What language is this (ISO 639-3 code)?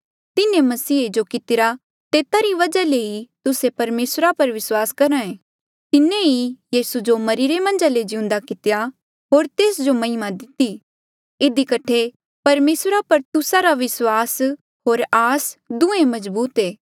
mjl